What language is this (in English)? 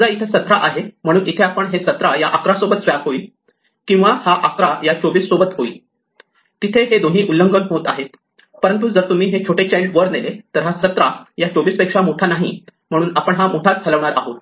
Marathi